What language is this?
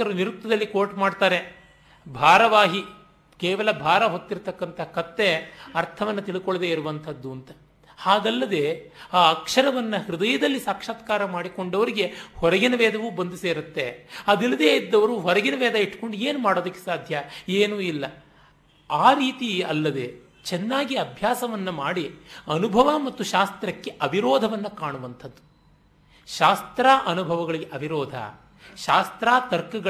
Kannada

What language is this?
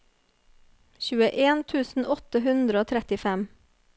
Norwegian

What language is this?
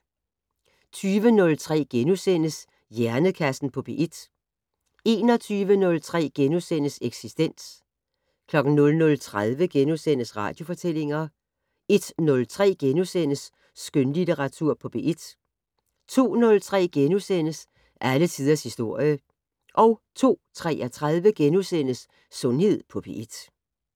Danish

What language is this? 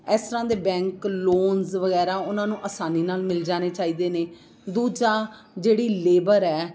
Punjabi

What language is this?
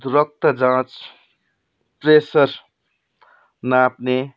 Nepali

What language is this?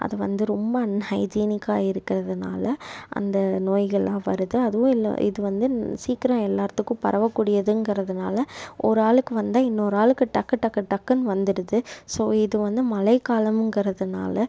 Tamil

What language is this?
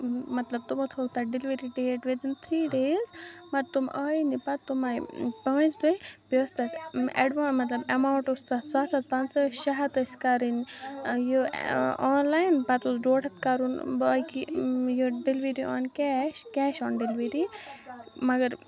Kashmiri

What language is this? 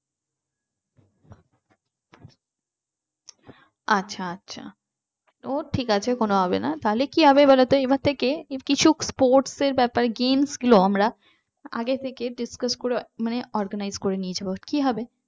Bangla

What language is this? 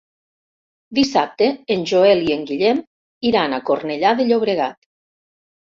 Catalan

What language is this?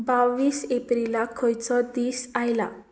Konkani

